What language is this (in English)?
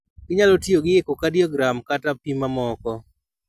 Luo (Kenya and Tanzania)